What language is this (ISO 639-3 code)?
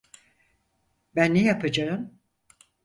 tur